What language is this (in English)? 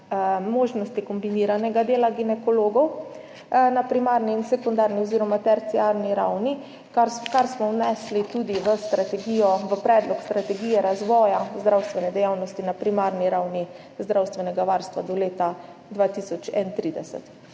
Slovenian